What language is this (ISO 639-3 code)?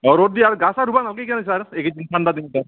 asm